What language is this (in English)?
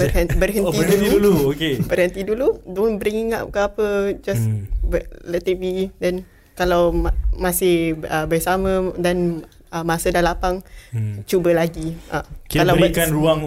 Malay